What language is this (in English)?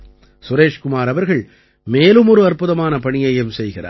Tamil